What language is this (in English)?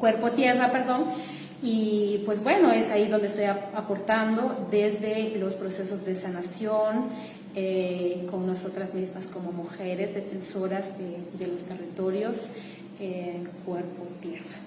Spanish